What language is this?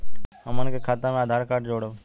Bhojpuri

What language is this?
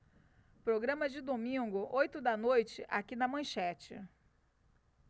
Portuguese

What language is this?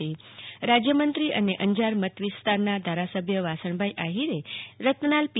Gujarati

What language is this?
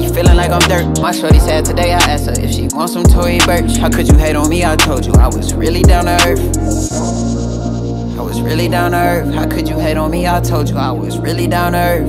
English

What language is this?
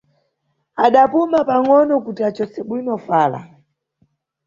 Nyungwe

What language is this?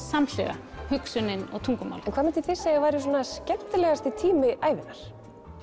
Icelandic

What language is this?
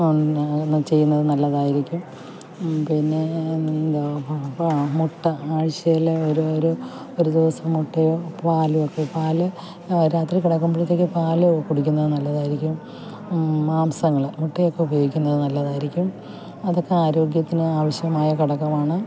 Malayalam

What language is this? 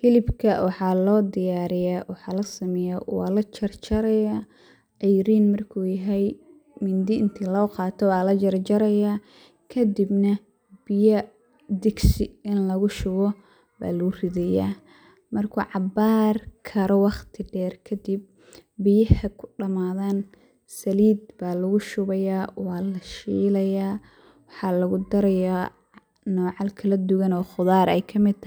Somali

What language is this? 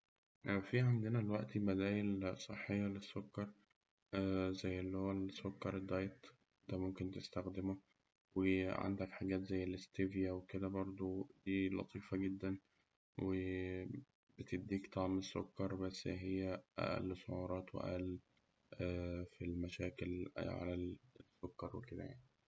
Egyptian Arabic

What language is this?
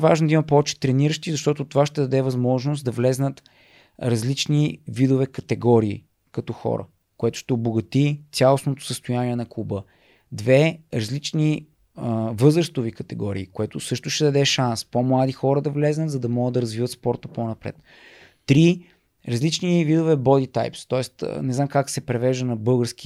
Bulgarian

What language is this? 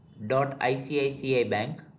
Gujarati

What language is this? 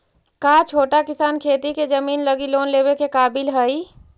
Magahi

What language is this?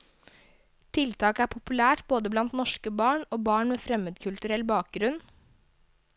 Norwegian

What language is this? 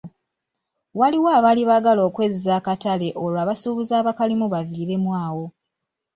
Ganda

